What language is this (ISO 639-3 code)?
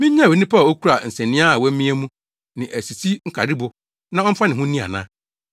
aka